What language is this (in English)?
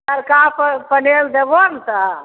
Maithili